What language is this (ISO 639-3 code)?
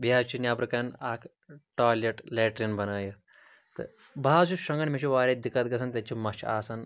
kas